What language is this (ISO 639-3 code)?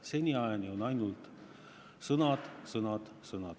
est